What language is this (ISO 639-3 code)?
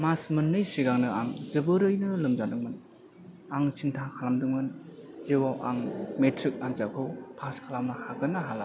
brx